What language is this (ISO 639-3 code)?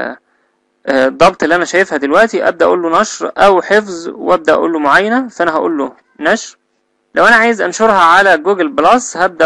ara